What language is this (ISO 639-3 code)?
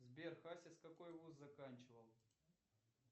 rus